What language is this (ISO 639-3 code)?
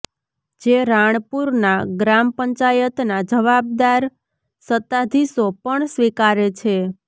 guj